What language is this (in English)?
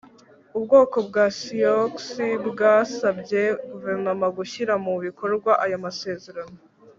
Kinyarwanda